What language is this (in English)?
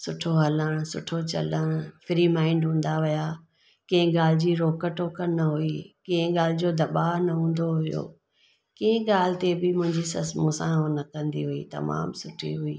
Sindhi